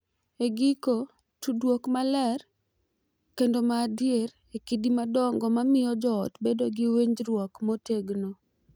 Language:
Luo (Kenya and Tanzania)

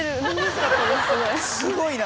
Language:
Japanese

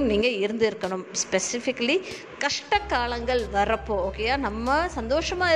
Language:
Tamil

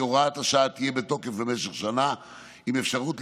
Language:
Hebrew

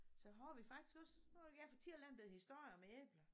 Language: Danish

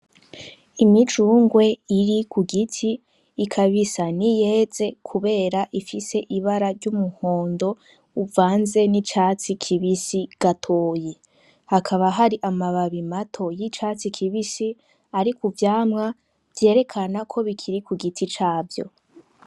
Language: Rundi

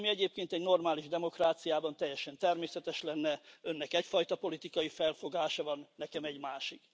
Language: Hungarian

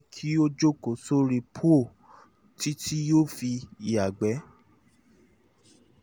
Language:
Yoruba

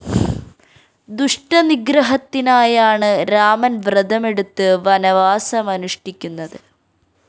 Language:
Malayalam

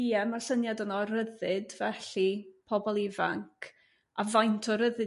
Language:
Welsh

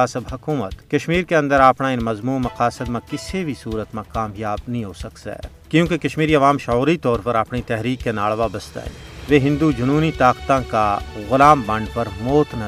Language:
Urdu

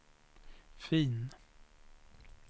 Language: Swedish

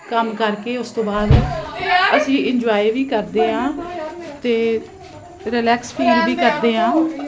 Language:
Punjabi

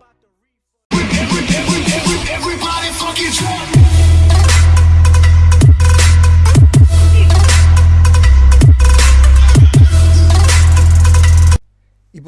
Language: Portuguese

